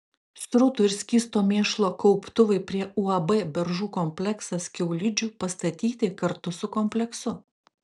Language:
Lithuanian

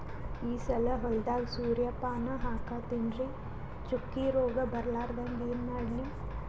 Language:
Kannada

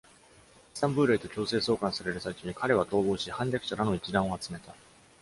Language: Japanese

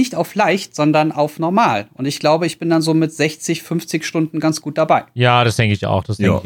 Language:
German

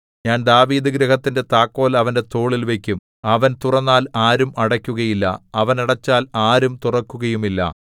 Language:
Malayalam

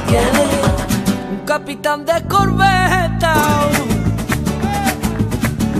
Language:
Hebrew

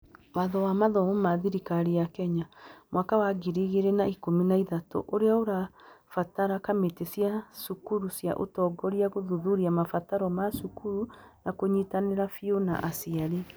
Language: Kikuyu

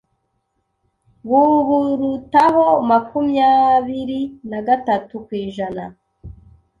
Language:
Kinyarwanda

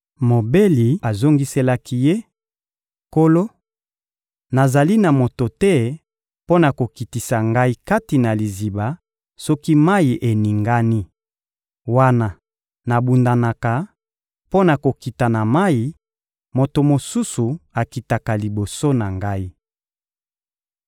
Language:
Lingala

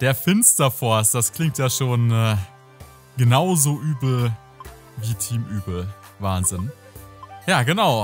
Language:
German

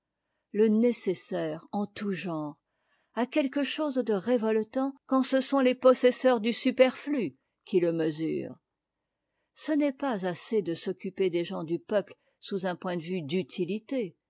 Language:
French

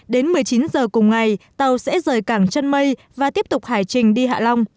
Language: Vietnamese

